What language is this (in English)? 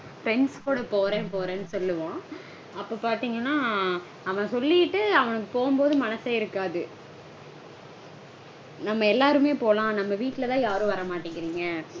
Tamil